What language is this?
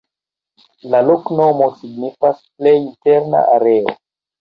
Esperanto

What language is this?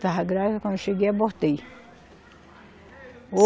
Portuguese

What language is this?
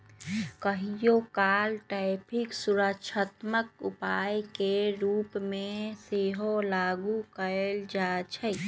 Magahi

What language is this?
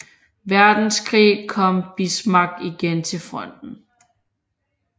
Danish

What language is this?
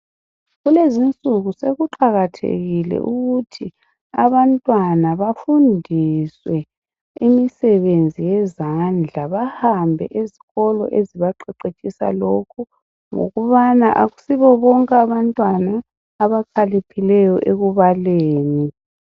North Ndebele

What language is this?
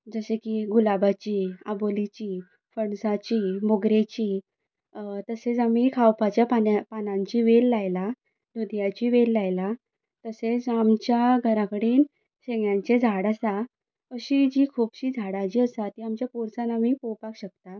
Konkani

